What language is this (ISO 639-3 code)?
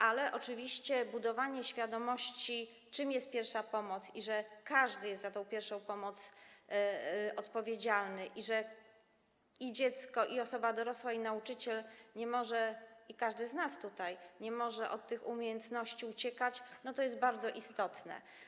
pol